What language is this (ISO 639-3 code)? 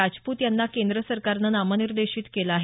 mar